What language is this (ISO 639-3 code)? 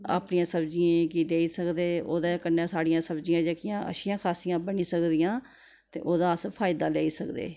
doi